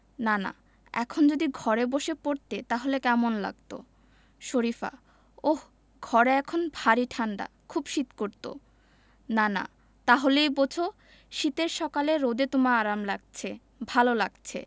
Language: Bangla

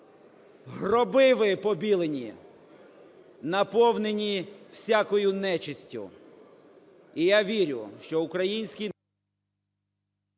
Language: Ukrainian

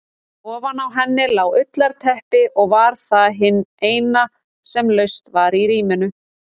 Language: Icelandic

